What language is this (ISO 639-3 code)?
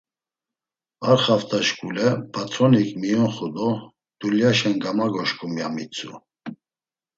lzz